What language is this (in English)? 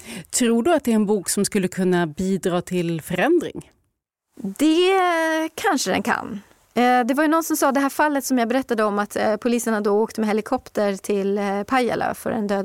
Swedish